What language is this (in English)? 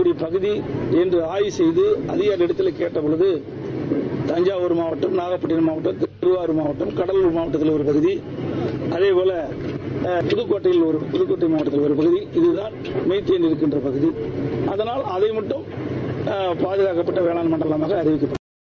Tamil